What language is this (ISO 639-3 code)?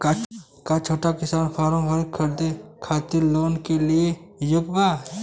bho